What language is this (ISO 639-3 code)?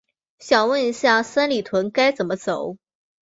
zho